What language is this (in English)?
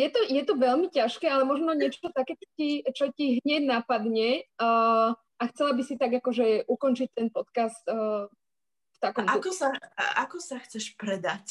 Slovak